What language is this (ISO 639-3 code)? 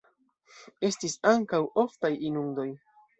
epo